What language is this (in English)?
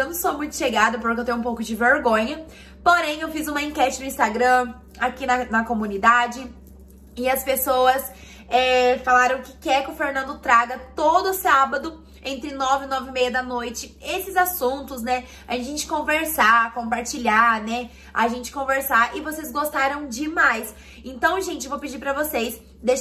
Portuguese